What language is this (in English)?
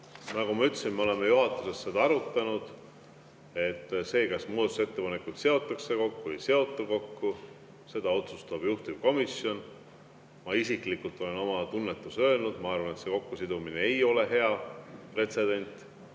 Estonian